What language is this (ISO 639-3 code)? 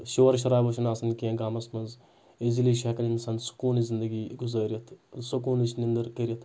kas